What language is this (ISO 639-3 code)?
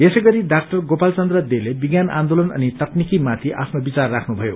nep